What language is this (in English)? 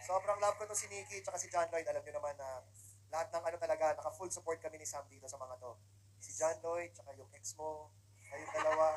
Filipino